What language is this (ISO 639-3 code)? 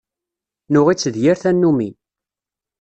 kab